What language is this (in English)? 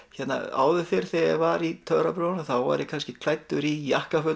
Icelandic